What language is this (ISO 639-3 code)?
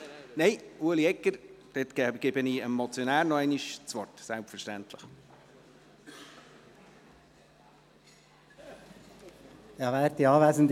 gsw